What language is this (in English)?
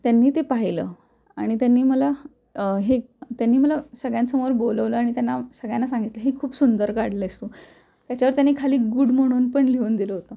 Marathi